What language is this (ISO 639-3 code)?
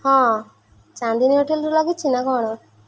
ori